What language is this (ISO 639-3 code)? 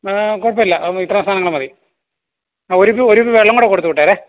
mal